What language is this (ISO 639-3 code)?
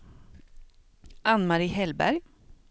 swe